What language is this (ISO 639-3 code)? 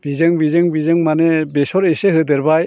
brx